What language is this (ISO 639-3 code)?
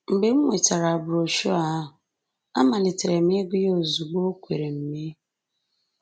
ibo